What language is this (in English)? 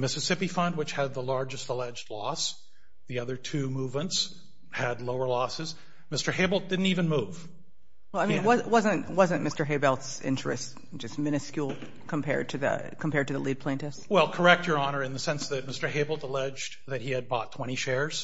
English